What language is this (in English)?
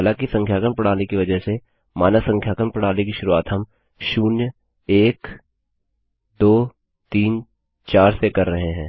Hindi